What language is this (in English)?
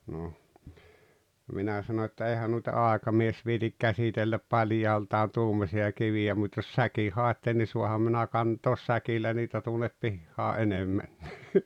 Finnish